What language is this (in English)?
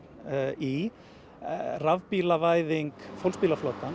Icelandic